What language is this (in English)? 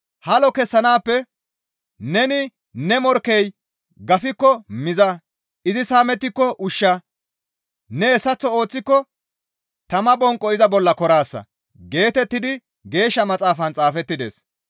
Gamo